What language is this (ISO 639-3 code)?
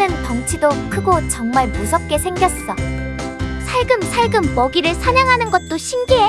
kor